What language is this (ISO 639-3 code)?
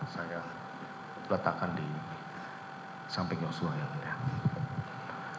ind